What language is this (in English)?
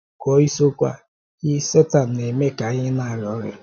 Igbo